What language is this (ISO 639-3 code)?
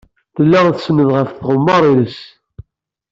kab